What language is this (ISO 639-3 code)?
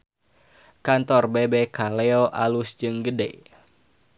sun